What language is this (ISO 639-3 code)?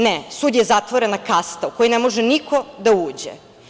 srp